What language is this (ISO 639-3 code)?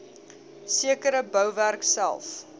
afr